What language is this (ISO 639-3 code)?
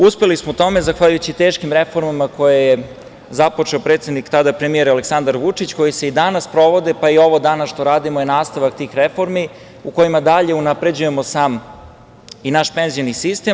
srp